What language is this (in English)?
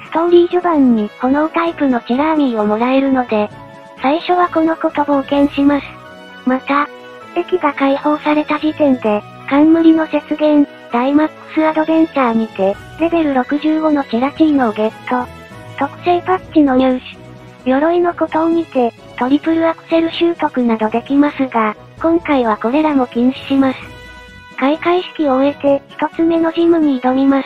Japanese